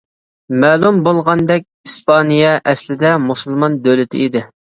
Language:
Uyghur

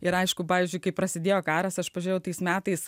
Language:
Lithuanian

